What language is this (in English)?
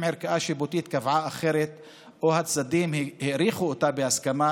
Hebrew